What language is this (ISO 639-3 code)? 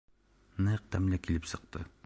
bak